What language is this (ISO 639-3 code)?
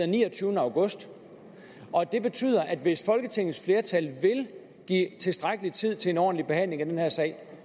dan